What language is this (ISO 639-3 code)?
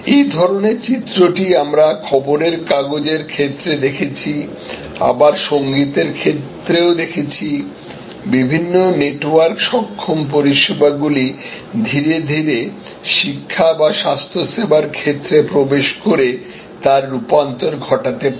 ben